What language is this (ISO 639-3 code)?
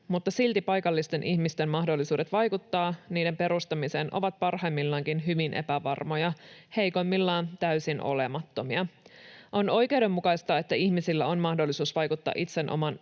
fin